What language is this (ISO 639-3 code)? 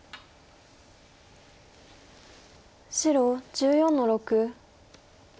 jpn